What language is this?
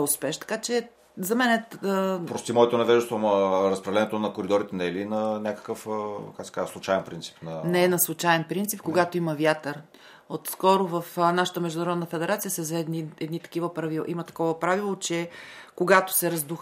Bulgarian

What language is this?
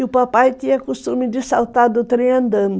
Portuguese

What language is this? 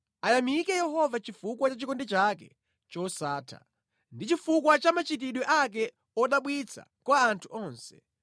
Nyanja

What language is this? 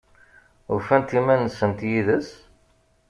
Kabyle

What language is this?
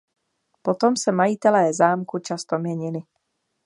Czech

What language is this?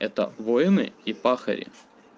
Russian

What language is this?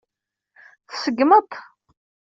Kabyle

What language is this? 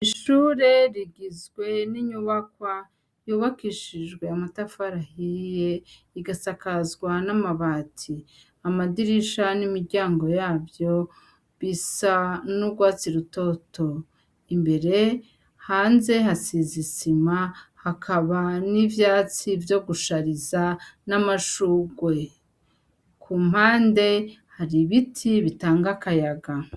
Rundi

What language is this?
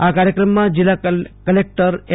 Gujarati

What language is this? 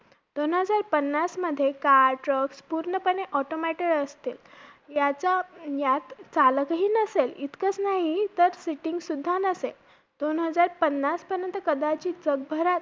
Marathi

